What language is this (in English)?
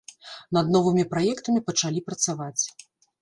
Belarusian